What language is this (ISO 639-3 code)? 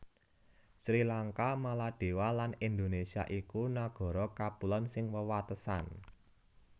jav